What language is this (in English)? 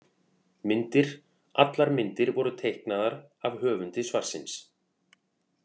Icelandic